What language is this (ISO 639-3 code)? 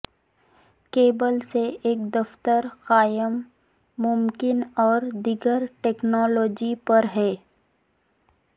urd